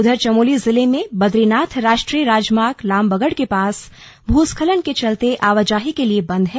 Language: Hindi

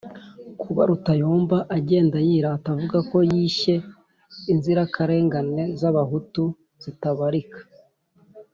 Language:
Kinyarwanda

